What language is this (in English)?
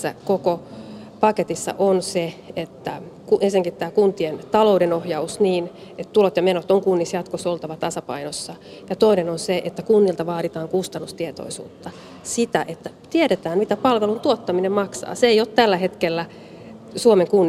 Finnish